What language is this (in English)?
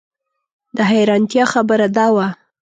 Pashto